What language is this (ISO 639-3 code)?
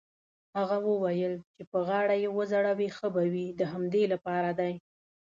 pus